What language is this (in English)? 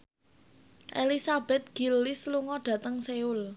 Javanese